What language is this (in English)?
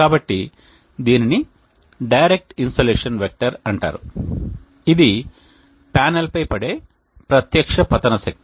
Telugu